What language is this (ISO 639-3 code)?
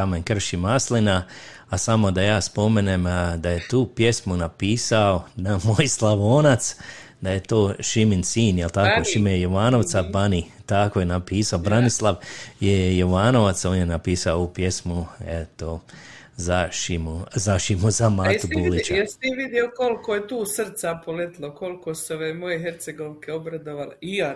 hrv